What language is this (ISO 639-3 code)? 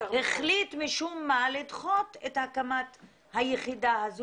heb